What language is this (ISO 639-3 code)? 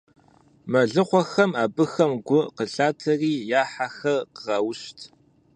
kbd